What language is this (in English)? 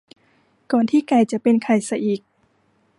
Thai